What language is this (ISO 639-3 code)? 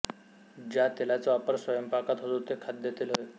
mar